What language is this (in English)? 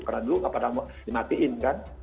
Indonesian